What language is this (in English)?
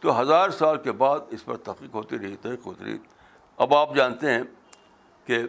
Urdu